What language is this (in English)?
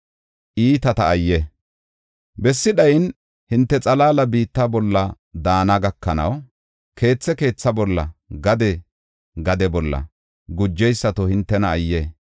Gofa